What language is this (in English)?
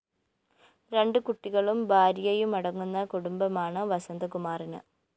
Malayalam